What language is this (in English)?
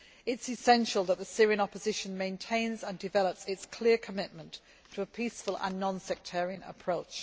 English